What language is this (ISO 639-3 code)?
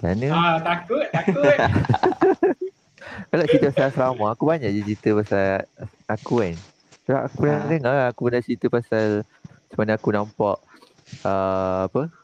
msa